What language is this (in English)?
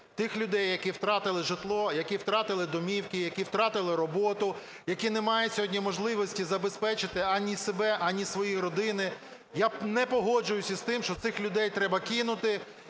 Ukrainian